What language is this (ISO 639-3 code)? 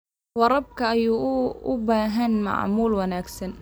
som